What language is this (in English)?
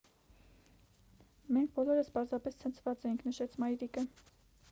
Armenian